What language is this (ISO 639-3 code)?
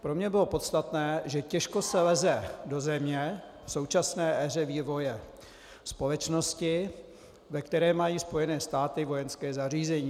ces